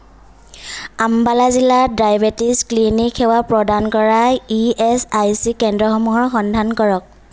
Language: Assamese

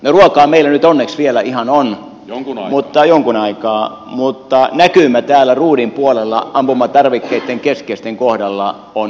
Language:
Finnish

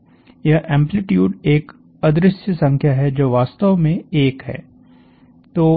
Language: Hindi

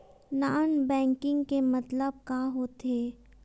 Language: Chhattisgarhi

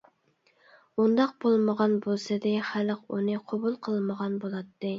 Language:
Uyghur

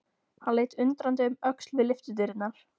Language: Icelandic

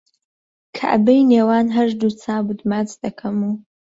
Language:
Central Kurdish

